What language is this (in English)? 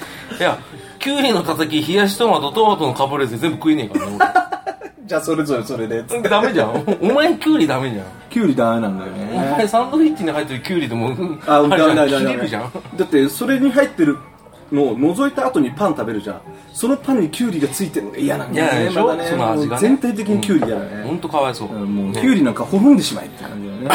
Japanese